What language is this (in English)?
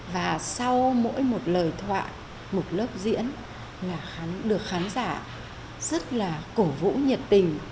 Vietnamese